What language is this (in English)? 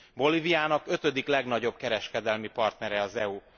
Hungarian